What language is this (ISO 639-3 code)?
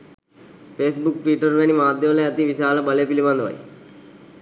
sin